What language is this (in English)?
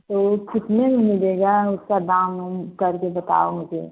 Hindi